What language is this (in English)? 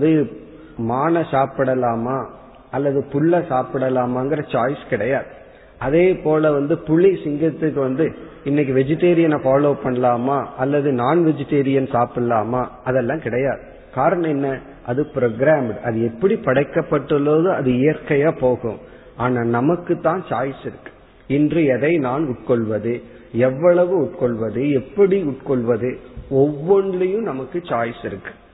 Tamil